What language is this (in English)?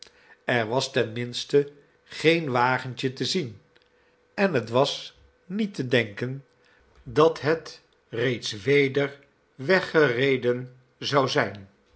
Dutch